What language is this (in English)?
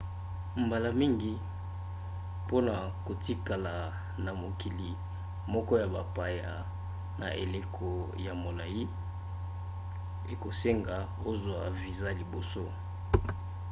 Lingala